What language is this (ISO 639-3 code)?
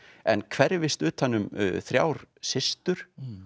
isl